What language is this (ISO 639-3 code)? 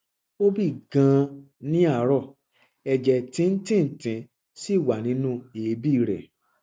yor